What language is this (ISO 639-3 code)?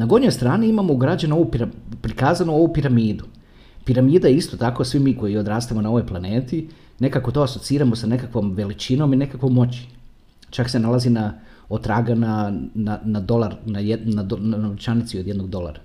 hrv